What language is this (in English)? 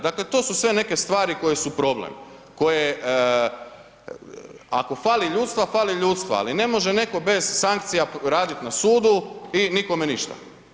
Croatian